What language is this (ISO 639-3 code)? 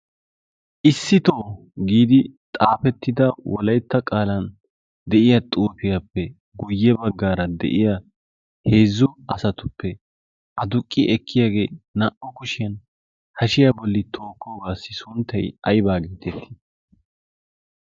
wal